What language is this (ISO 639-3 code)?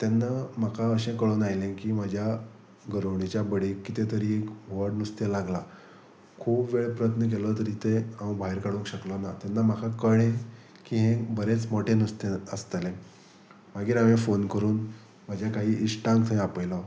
kok